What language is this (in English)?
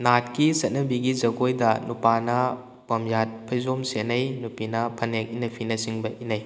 Manipuri